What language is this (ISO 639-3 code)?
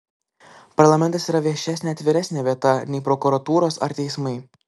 lit